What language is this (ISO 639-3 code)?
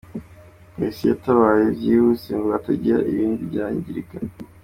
kin